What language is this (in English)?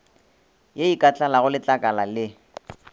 Northern Sotho